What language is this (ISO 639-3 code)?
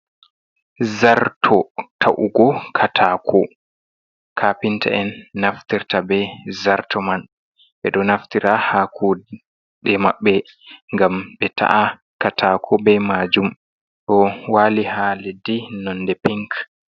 ful